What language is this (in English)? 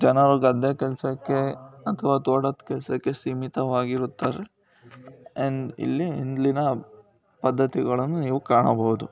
Kannada